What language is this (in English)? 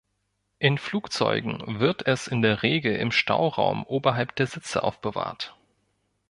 German